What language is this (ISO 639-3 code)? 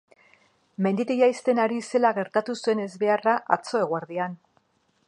eus